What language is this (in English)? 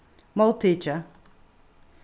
Faroese